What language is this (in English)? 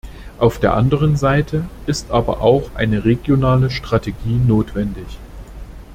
German